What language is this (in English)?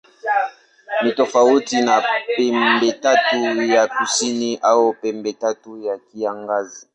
Swahili